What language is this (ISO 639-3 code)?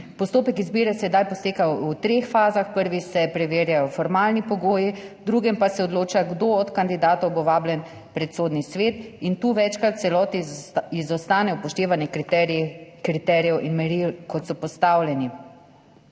slv